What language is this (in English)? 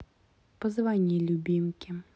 Russian